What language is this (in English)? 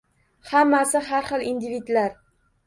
Uzbek